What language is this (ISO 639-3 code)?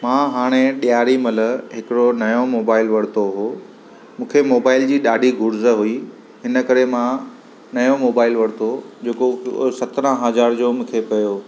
snd